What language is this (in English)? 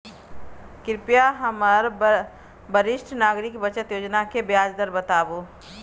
Maithili